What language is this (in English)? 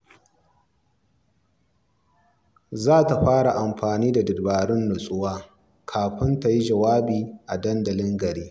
Hausa